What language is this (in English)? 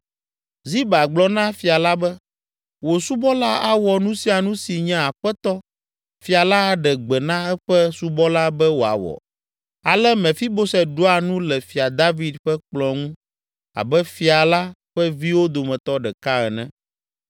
Ewe